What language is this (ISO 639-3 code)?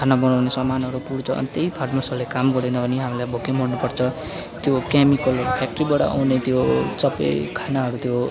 nep